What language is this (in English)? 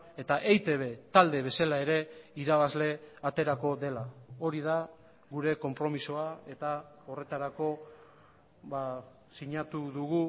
Basque